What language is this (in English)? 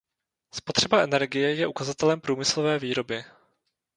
Czech